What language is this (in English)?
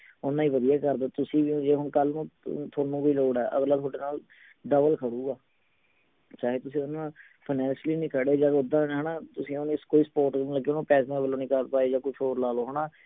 Punjabi